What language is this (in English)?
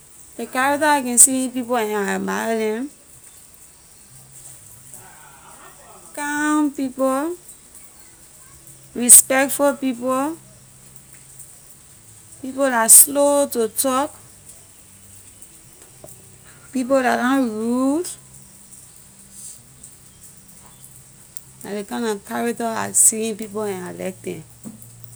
Liberian English